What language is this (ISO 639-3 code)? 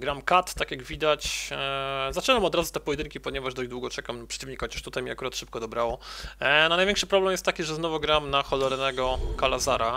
pol